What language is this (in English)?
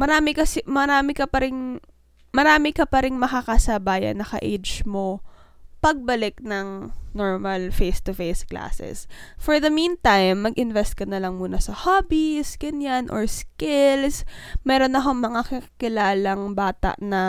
Filipino